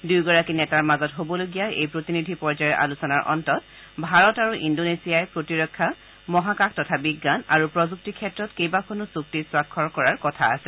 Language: Assamese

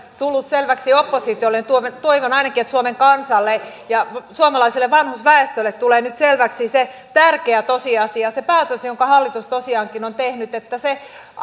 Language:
Finnish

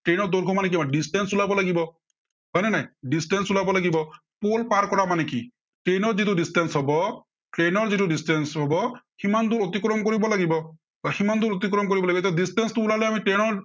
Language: Assamese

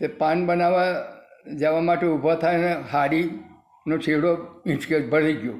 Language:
Gujarati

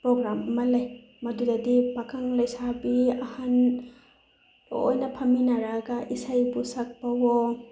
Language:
Manipuri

